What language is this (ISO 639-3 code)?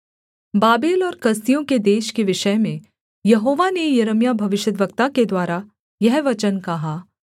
hin